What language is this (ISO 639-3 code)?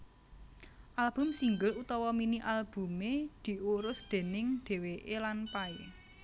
jav